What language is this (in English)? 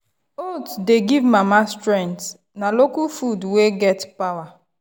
Nigerian Pidgin